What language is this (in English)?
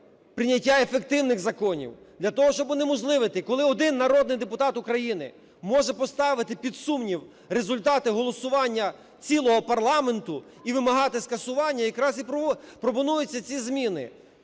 Ukrainian